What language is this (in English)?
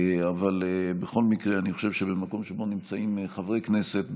Hebrew